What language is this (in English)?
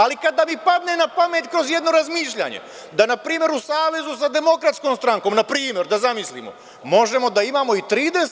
Serbian